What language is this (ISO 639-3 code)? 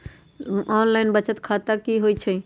mag